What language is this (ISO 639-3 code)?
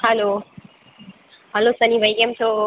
guj